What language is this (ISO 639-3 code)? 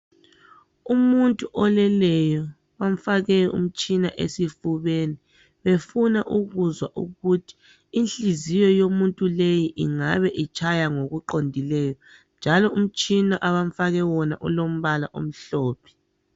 nde